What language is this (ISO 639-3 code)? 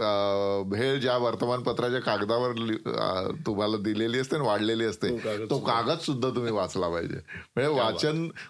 mar